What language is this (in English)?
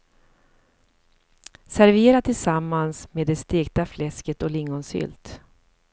Swedish